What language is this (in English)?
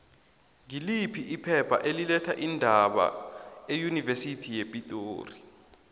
South Ndebele